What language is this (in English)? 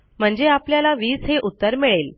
Marathi